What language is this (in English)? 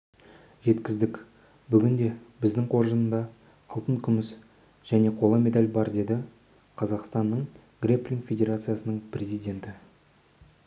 Kazakh